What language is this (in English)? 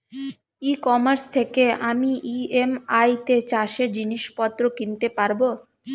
Bangla